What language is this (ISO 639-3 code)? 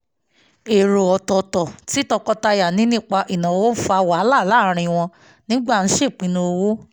yor